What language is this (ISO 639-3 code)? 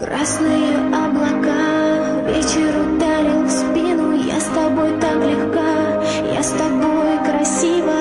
ukr